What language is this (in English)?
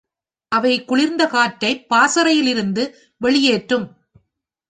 Tamil